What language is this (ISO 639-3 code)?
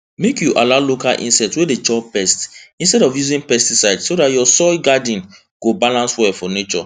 pcm